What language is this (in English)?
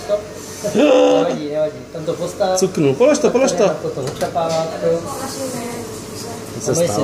Czech